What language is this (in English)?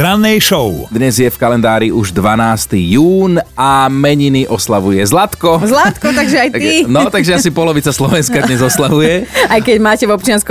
Slovak